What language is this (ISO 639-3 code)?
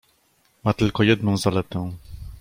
pol